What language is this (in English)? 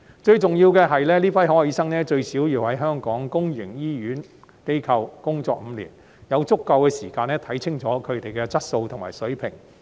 Cantonese